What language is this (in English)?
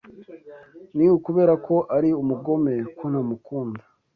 Kinyarwanda